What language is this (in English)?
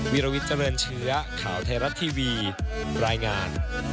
Thai